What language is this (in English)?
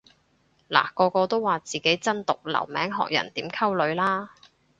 Cantonese